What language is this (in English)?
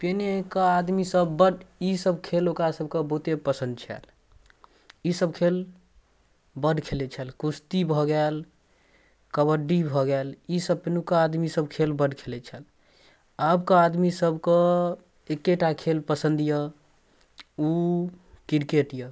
Maithili